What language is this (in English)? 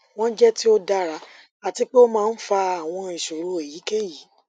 Yoruba